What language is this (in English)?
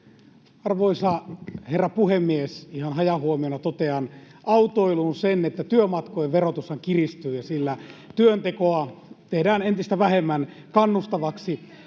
Finnish